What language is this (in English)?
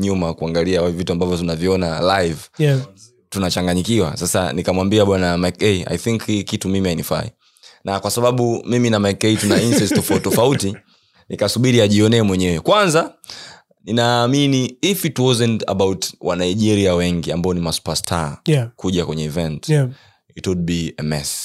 Swahili